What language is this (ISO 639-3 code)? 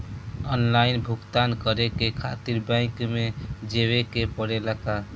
bho